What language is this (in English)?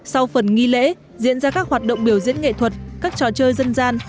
Vietnamese